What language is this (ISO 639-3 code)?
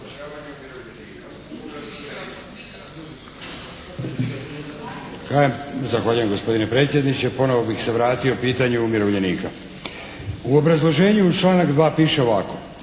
hrv